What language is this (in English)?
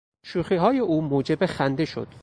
Persian